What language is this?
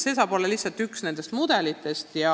Estonian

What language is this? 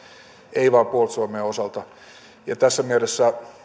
Finnish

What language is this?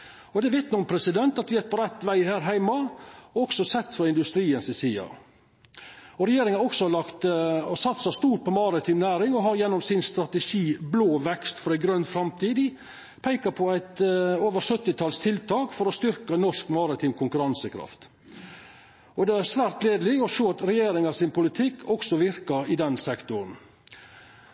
Norwegian Nynorsk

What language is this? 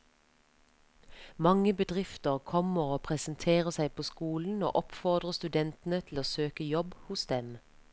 Norwegian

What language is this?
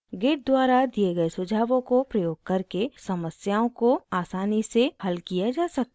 Hindi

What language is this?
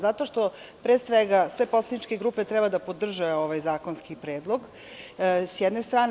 Serbian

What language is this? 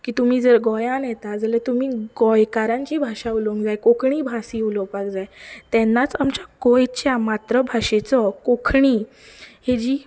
Konkani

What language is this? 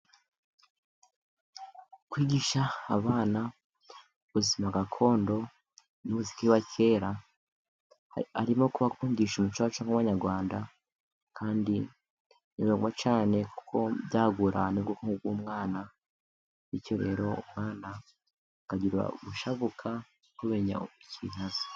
Kinyarwanda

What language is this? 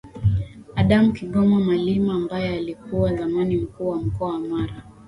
Swahili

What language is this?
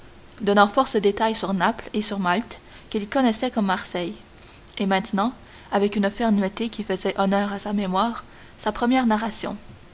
French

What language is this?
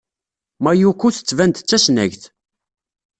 Kabyle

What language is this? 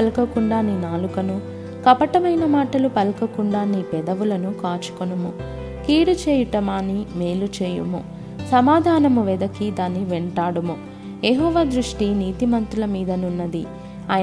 Telugu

